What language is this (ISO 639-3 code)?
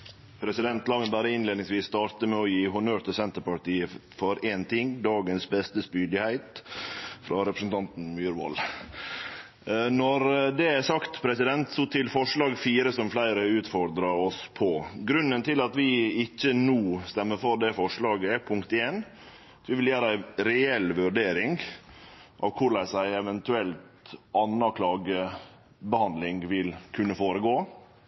nor